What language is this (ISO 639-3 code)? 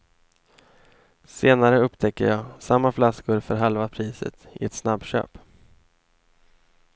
swe